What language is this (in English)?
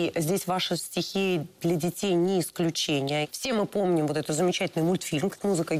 Russian